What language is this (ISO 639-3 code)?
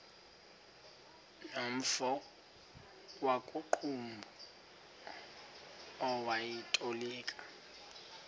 xho